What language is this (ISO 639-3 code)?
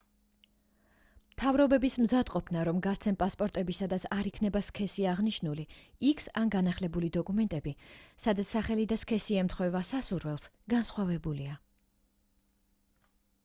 kat